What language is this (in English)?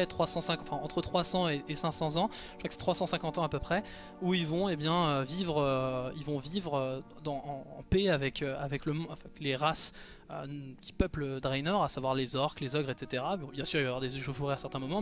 French